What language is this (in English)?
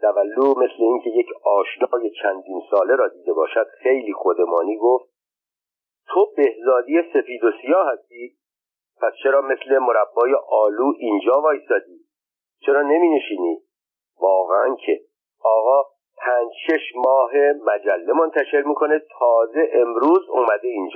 Persian